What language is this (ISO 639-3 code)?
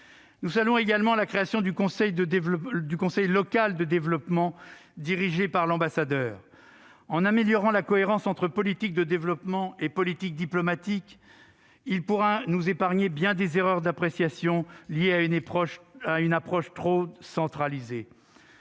fra